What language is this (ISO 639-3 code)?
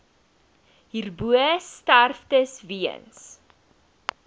afr